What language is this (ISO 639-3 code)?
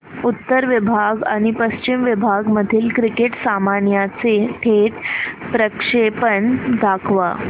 mar